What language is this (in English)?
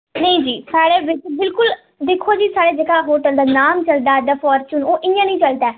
Dogri